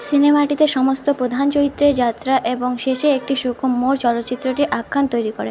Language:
Bangla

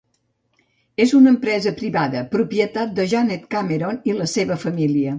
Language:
Catalan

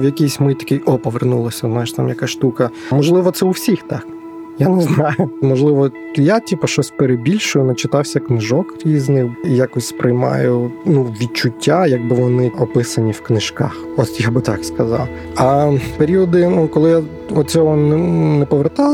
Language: Ukrainian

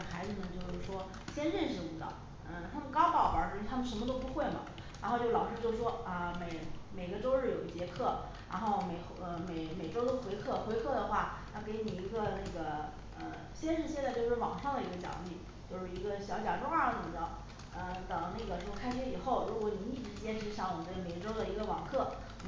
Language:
Chinese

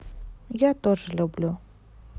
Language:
Russian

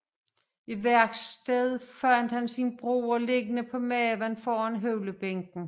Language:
Danish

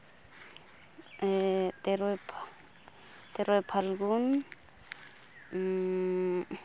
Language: Santali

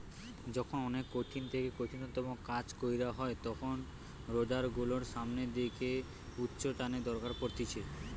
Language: Bangla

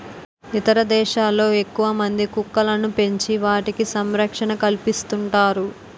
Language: Telugu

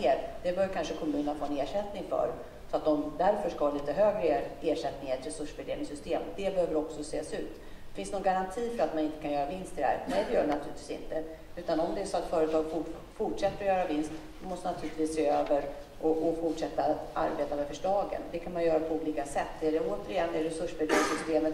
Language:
Swedish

